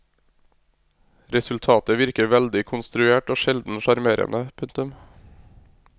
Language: Norwegian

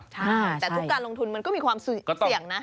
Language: Thai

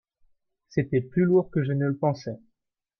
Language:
French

